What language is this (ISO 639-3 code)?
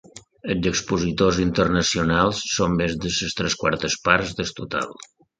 cat